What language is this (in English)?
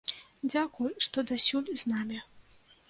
Belarusian